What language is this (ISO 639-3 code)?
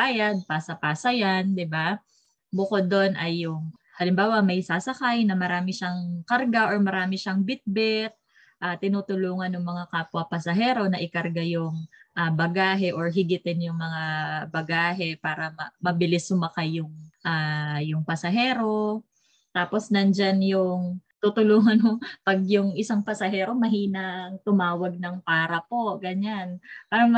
fil